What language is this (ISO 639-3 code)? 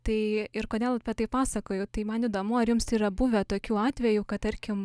lit